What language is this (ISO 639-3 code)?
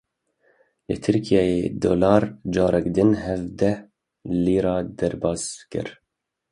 kur